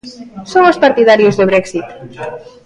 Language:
Galician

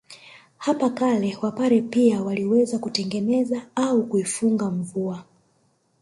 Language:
Swahili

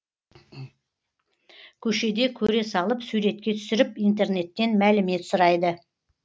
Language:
Kazakh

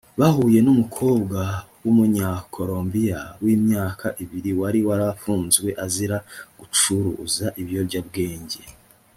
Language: Kinyarwanda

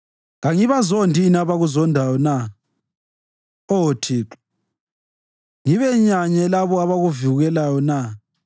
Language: North Ndebele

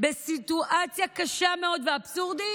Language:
Hebrew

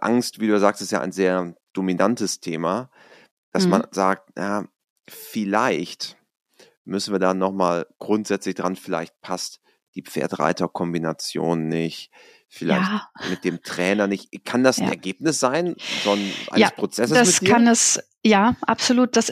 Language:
German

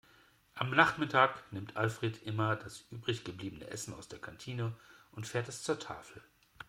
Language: German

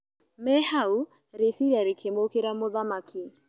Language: Kikuyu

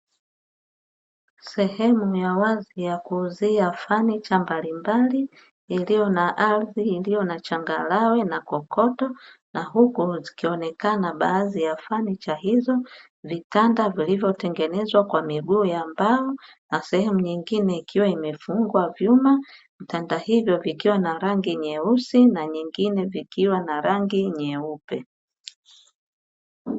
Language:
Swahili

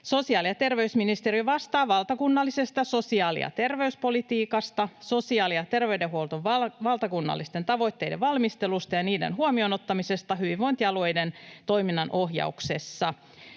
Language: Finnish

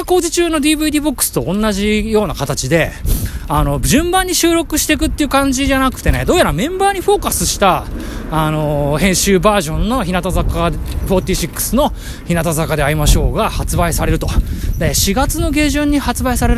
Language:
Japanese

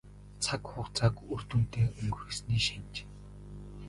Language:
Mongolian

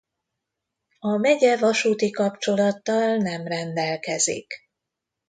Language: Hungarian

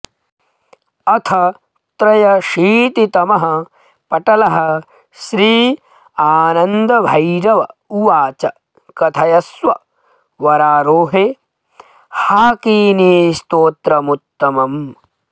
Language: Sanskrit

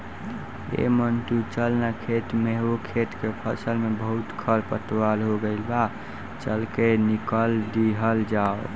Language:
Bhojpuri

